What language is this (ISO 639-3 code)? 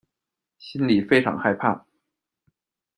zho